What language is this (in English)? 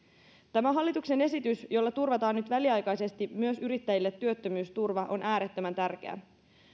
Finnish